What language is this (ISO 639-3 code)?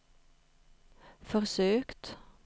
swe